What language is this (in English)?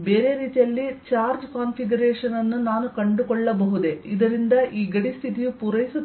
Kannada